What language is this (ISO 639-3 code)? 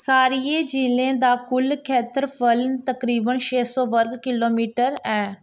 doi